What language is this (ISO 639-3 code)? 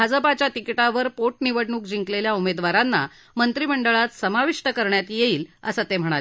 mar